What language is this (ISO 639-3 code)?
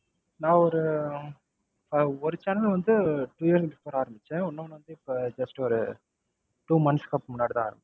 tam